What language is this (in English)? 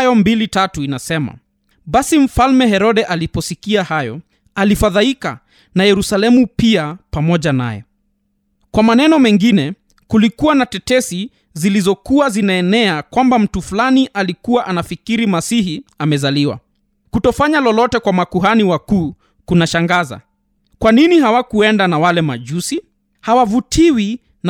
Swahili